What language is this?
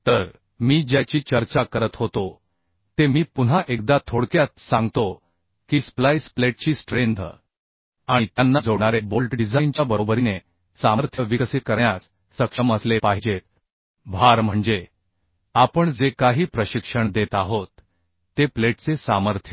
Marathi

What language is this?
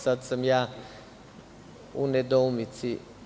Serbian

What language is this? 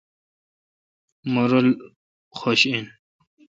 Kalkoti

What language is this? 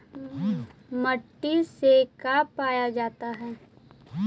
Magahi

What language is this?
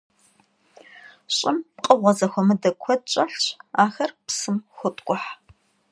Kabardian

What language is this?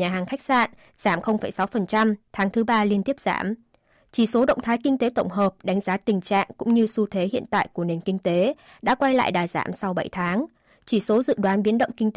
Vietnamese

